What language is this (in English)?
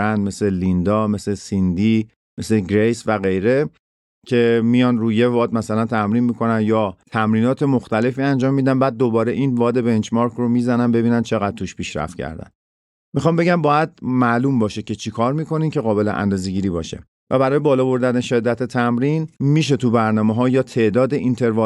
Persian